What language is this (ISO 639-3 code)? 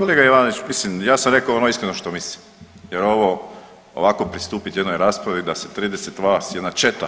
hrv